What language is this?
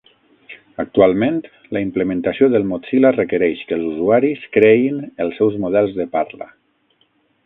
Catalan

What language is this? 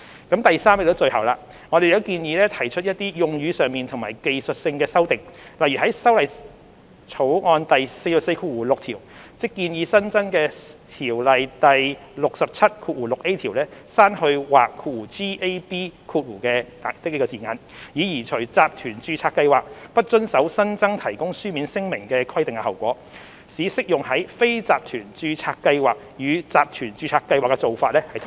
Cantonese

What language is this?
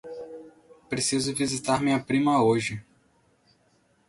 Portuguese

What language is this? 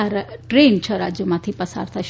Gujarati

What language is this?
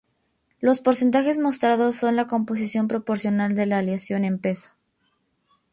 Spanish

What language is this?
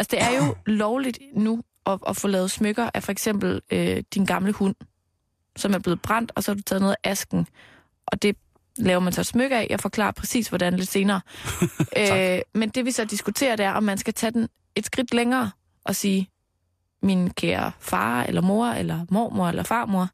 Danish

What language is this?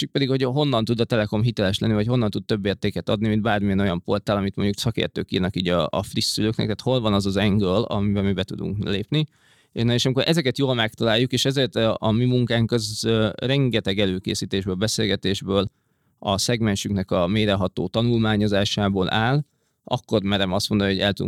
Hungarian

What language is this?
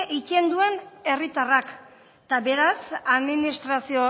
Basque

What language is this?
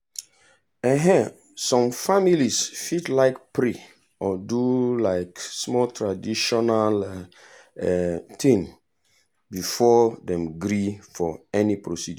Nigerian Pidgin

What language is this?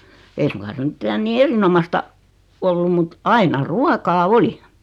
Finnish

